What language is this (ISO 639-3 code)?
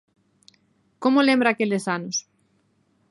glg